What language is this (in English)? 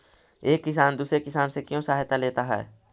Magahi